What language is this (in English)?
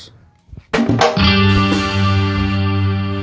Indonesian